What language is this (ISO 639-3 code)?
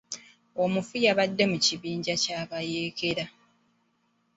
lug